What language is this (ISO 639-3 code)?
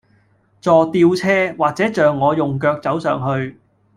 yue